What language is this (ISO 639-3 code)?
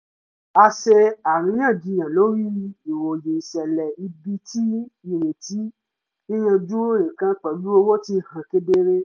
yor